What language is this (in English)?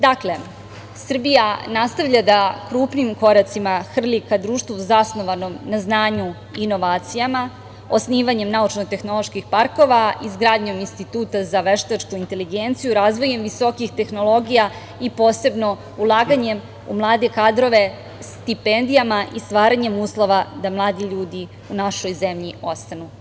Serbian